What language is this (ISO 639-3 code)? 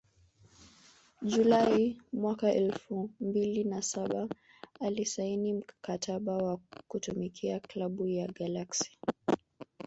swa